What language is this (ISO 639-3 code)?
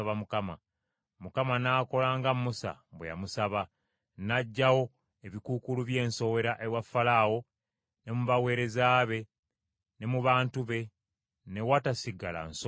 lug